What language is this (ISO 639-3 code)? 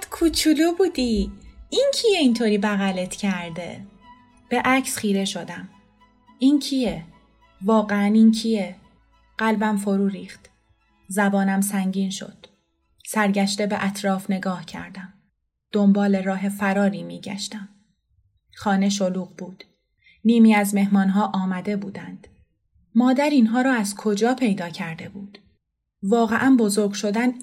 fas